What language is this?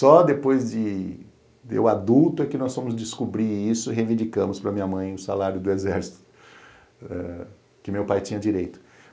Portuguese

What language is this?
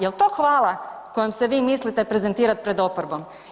Croatian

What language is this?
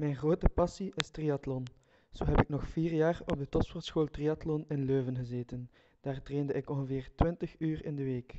Dutch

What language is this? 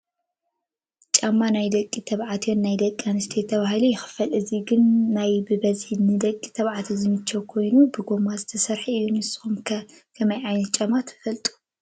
Tigrinya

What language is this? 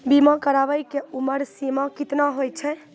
Maithili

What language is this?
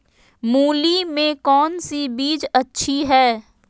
Magahi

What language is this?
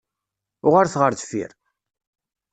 Kabyle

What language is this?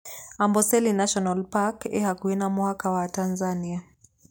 Kikuyu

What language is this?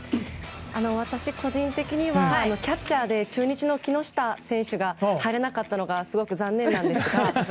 Japanese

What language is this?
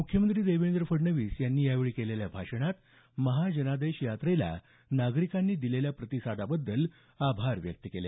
Marathi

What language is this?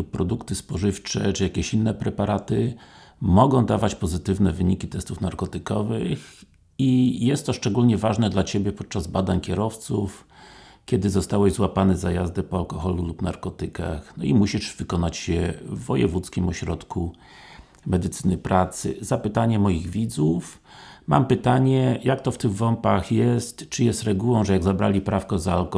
Polish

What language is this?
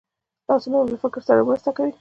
Pashto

